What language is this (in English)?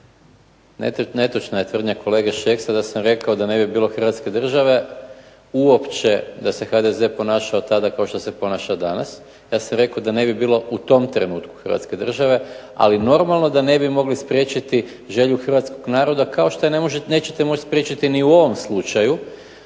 Croatian